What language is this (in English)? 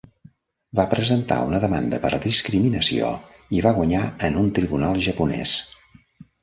Catalan